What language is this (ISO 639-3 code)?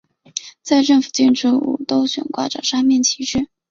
zho